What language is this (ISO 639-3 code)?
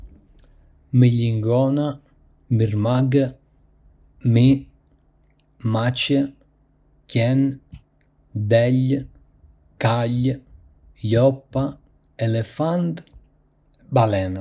aae